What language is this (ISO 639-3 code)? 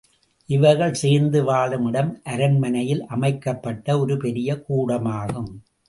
tam